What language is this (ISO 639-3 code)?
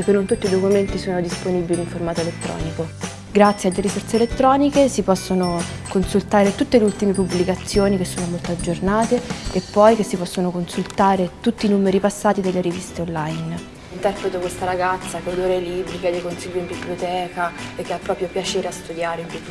ita